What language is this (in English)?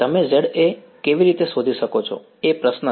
Gujarati